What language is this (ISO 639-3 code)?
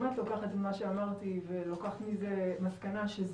heb